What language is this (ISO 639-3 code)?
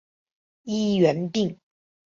zho